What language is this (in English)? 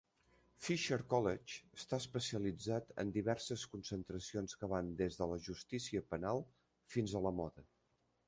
Catalan